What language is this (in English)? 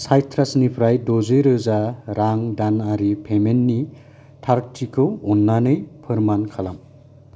Bodo